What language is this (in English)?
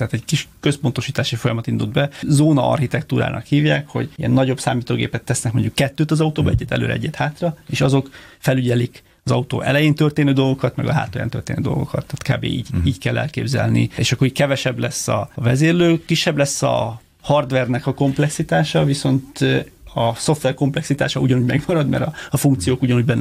Hungarian